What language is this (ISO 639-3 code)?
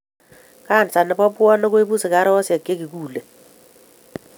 kln